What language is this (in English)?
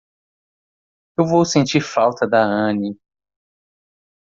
Portuguese